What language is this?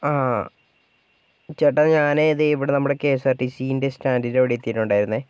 Malayalam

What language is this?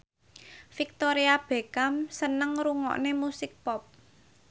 Javanese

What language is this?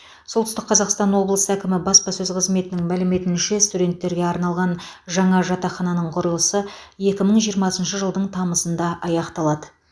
Kazakh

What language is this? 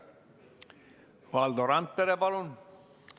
Estonian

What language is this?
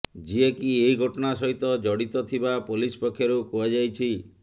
Odia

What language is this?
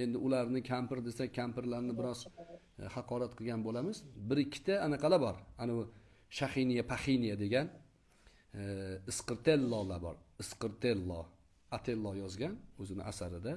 Turkish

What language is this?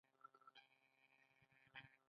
Pashto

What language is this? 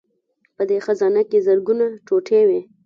Pashto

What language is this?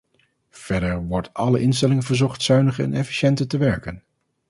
Dutch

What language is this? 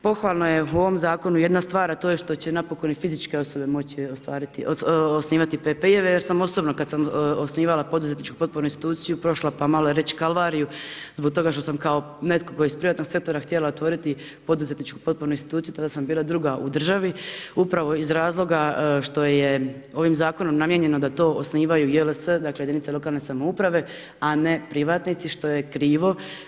Croatian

